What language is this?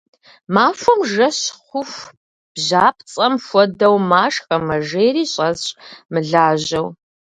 Kabardian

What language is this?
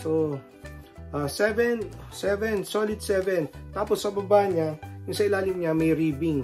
Filipino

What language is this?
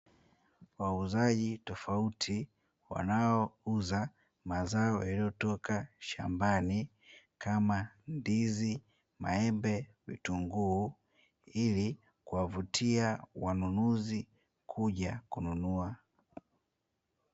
Swahili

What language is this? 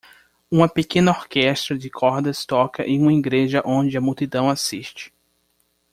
Portuguese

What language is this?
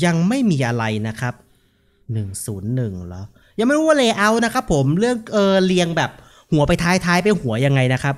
Thai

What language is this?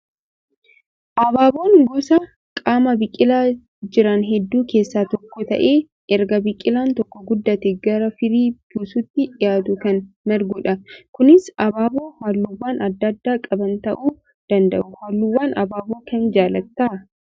Oromo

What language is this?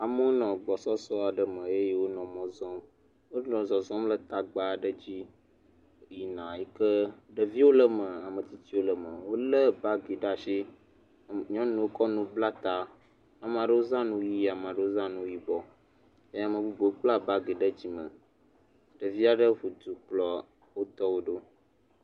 Ewe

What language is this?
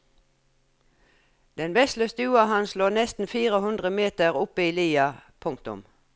Norwegian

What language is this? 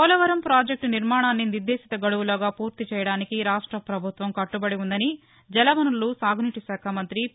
Telugu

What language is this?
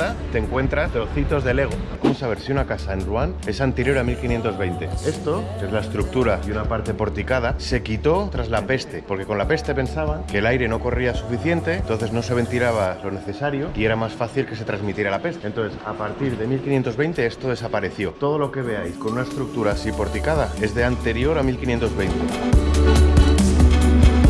Spanish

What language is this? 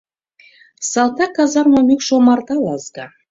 Mari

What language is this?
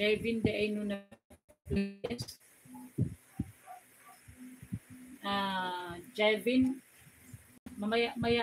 Filipino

